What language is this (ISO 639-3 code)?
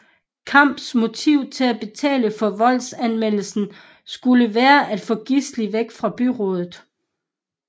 dan